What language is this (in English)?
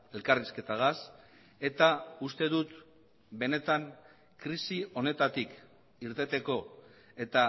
Basque